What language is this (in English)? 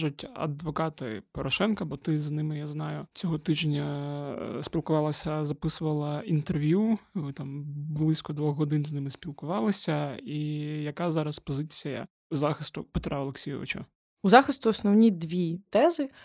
Ukrainian